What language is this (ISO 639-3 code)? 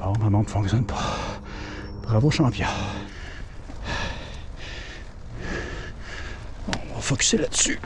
fra